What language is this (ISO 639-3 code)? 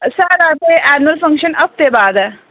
doi